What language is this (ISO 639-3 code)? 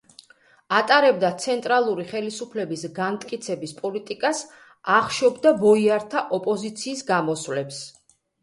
kat